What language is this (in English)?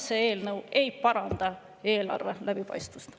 Estonian